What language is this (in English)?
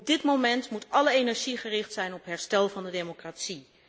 Dutch